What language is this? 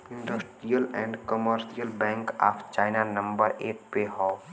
Bhojpuri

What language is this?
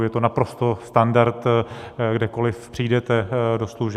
Czech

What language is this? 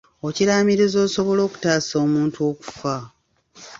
Ganda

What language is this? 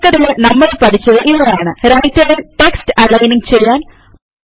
Malayalam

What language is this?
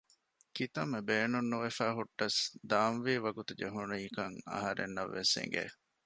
Divehi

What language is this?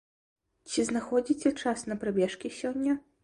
Belarusian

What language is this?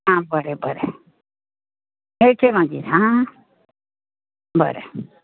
Konkani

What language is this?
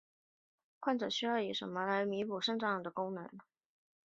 Chinese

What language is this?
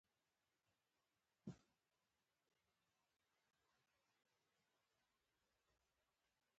Pashto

